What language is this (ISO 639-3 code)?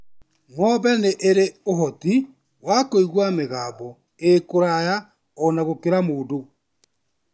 kik